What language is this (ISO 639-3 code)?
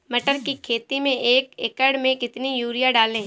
hin